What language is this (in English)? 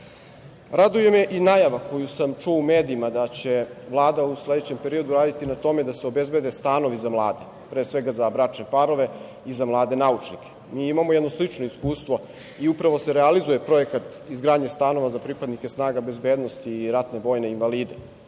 Serbian